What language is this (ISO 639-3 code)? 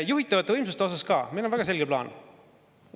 est